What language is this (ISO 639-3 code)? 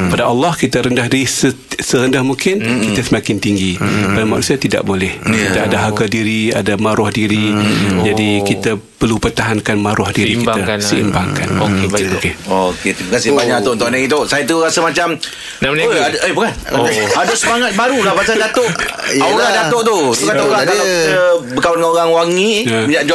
msa